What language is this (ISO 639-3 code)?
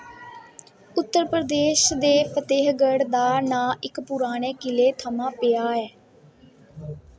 doi